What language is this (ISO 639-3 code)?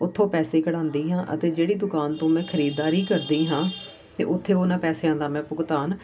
pan